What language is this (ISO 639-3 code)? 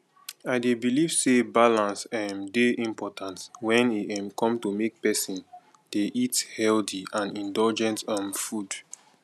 pcm